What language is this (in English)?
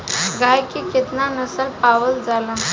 Bhojpuri